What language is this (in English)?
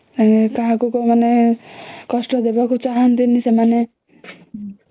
Odia